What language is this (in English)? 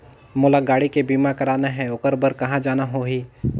Chhattisgarhi